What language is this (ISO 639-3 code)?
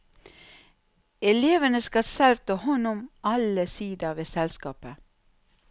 nor